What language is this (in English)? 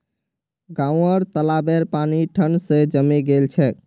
Magahi